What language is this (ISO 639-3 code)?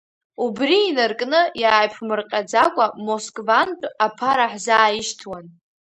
abk